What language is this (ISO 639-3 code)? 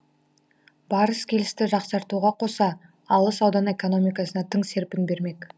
kaz